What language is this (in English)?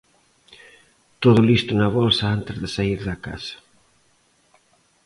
Galician